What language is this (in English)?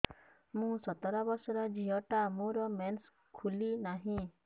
Odia